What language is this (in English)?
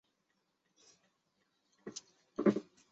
Chinese